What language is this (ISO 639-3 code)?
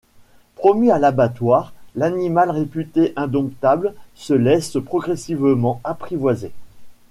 fra